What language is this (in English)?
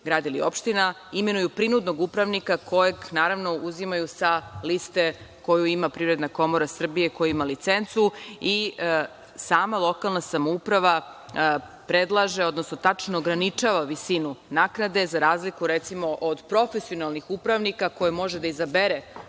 Serbian